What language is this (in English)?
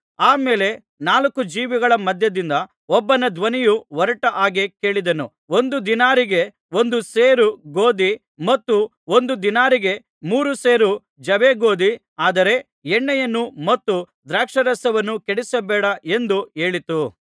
Kannada